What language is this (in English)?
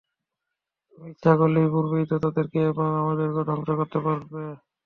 Bangla